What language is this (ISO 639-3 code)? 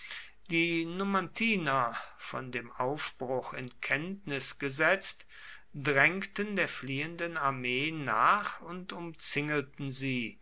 deu